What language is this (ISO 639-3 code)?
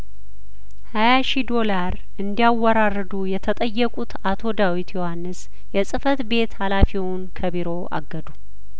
amh